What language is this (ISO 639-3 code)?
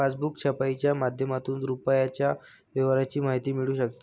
mar